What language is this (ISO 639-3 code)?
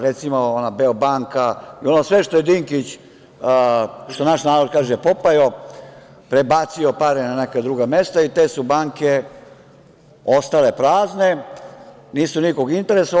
srp